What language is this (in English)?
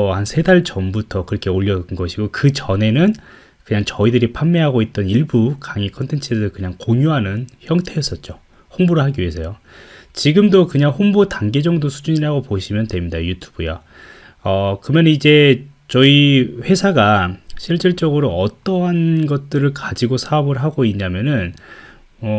Korean